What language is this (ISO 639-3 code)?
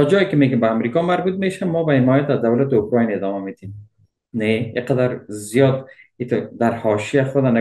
fas